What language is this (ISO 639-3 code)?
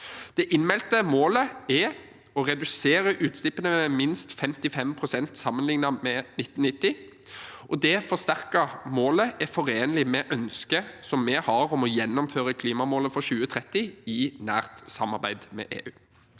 nor